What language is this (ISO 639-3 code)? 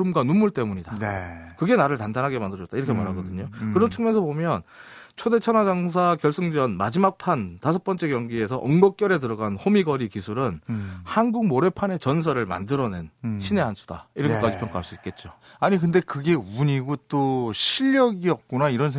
kor